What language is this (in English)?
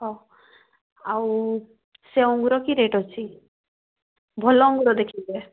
Odia